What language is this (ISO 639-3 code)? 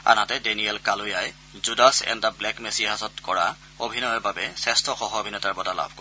asm